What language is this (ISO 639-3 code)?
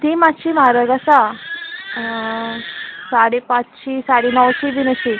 kok